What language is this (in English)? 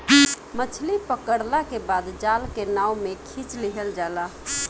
Bhojpuri